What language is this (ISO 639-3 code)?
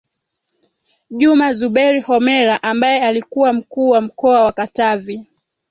swa